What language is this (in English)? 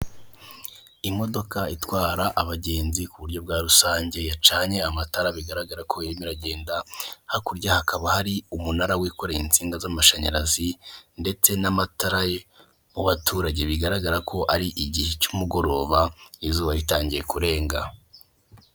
Kinyarwanda